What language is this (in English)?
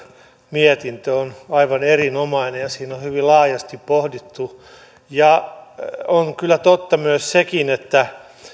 Finnish